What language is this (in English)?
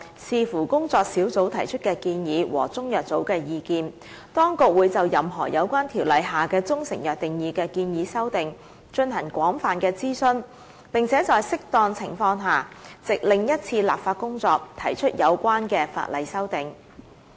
Cantonese